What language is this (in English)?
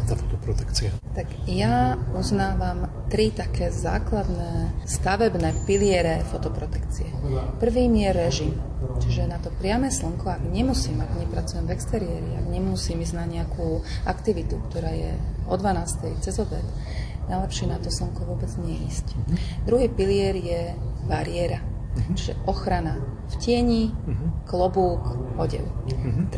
Slovak